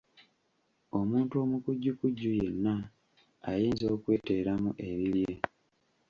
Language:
Ganda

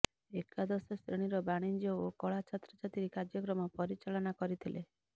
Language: Odia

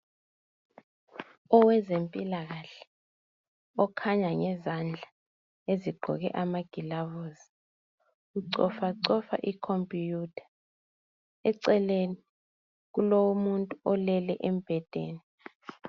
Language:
North Ndebele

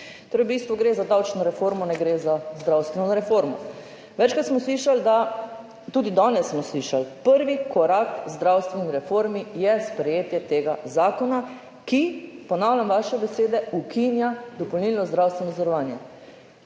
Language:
Slovenian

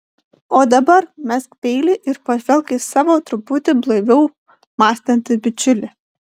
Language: Lithuanian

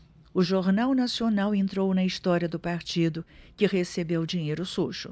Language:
Portuguese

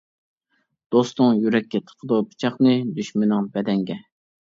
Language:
Uyghur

